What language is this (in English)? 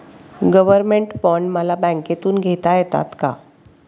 Marathi